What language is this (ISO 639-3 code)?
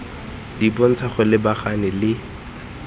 tsn